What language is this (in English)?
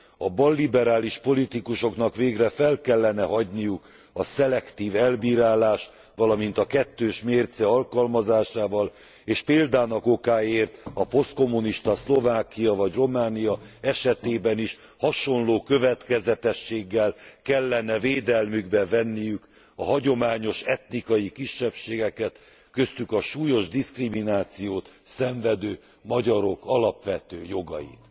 Hungarian